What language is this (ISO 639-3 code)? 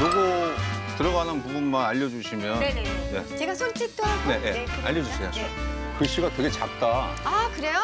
kor